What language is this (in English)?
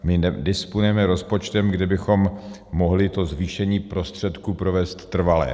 Czech